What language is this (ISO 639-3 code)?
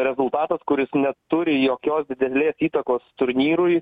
lit